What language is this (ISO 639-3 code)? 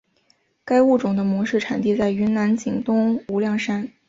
zho